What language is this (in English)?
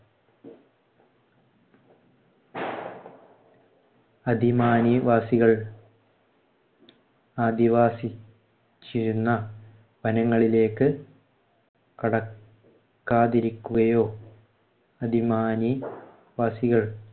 Malayalam